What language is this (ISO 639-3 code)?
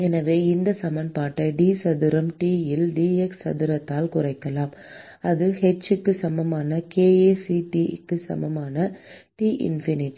tam